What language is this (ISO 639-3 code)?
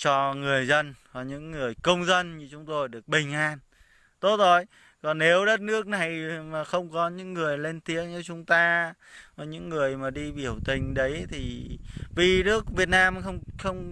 vie